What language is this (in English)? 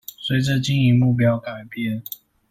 Chinese